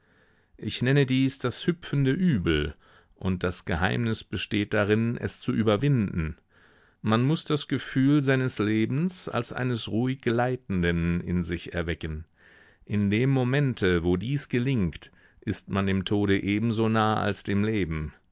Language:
German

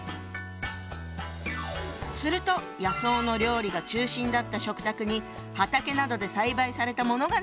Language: Japanese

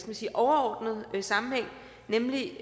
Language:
Danish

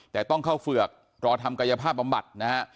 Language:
Thai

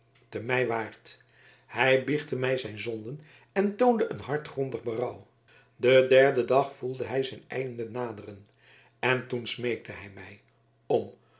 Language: Dutch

